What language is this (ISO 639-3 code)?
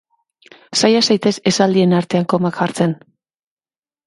eus